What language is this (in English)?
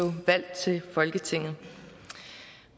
Danish